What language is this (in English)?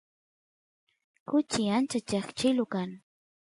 Santiago del Estero Quichua